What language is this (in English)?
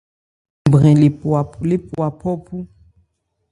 Ebrié